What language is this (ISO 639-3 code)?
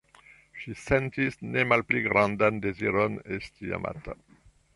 epo